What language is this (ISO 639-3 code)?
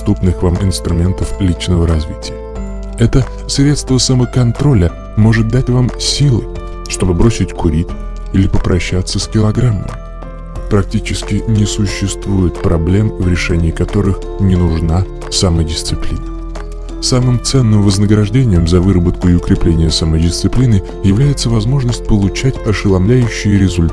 rus